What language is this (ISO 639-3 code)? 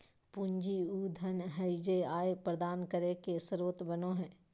mag